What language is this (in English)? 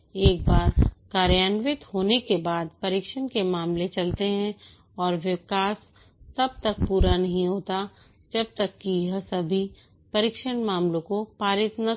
Hindi